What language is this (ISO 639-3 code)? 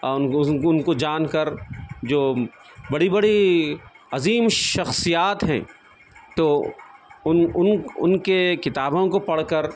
urd